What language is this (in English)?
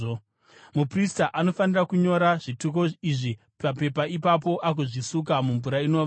Shona